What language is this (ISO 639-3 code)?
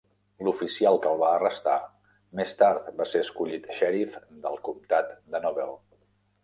cat